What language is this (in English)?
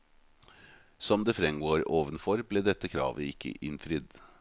Norwegian